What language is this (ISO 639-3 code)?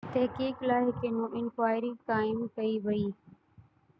snd